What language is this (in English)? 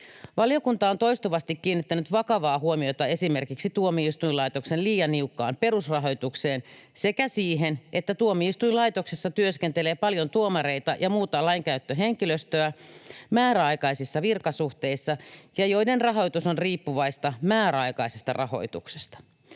Finnish